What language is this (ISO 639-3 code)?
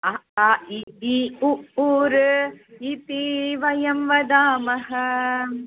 san